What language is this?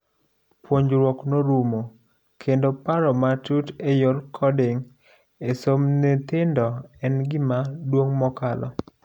Luo (Kenya and Tanzania)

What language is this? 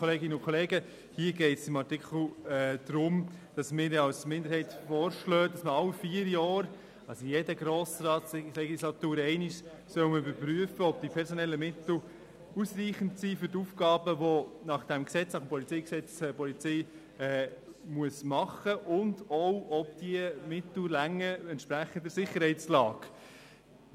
Swiss German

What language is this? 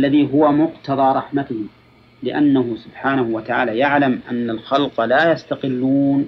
Arabic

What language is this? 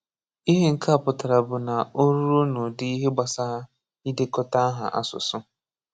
Igbo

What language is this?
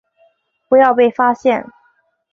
Chinese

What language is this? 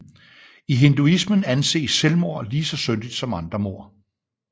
Danish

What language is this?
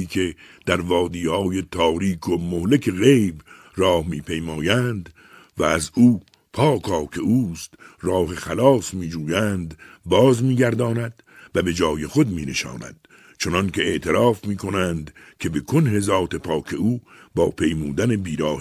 Persian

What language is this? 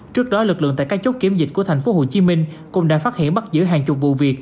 Vietnamese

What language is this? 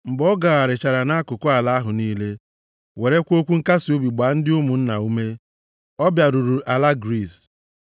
Igbo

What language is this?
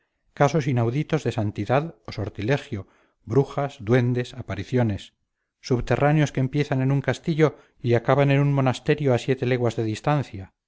Spanish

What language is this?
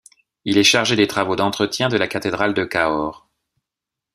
French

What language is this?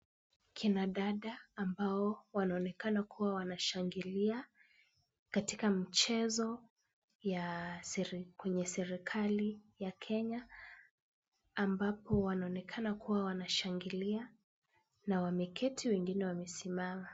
Swahili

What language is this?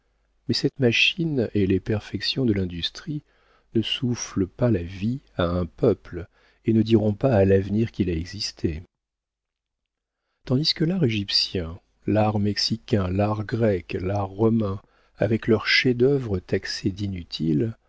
French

